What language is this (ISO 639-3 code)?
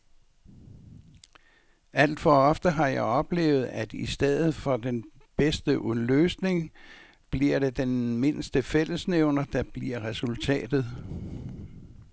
dan